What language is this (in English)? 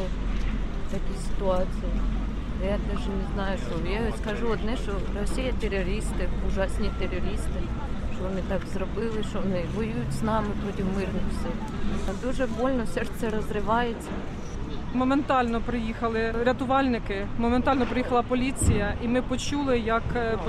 Ukrainian